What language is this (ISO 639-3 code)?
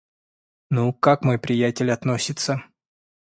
rus